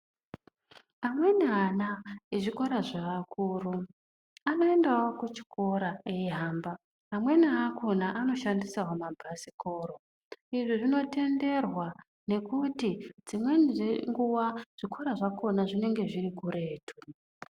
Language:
Ndau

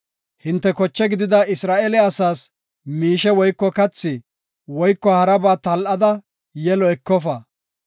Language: Gofa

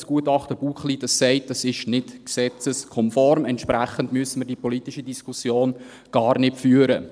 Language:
Swiss German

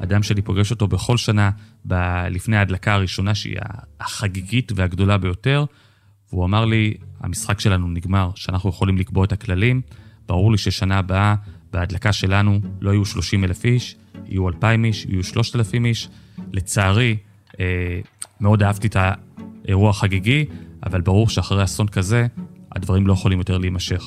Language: Hebrew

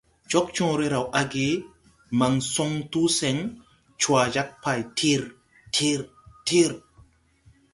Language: Tupuri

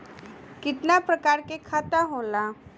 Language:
Bhojpuri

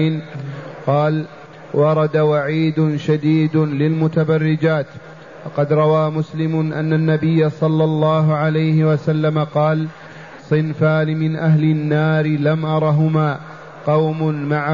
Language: Arabic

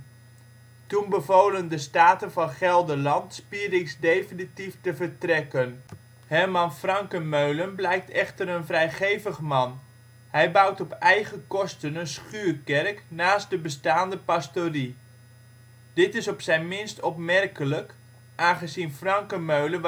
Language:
Dutch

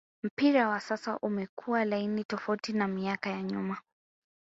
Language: Swahili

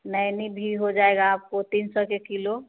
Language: Hindi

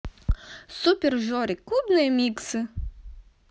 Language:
Russian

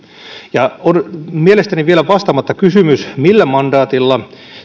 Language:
Finnish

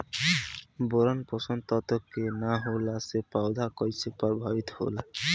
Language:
Bhojpuri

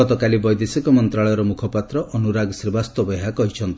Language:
Odia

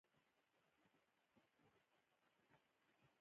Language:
Pashto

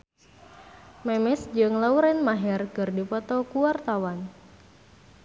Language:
Sundanese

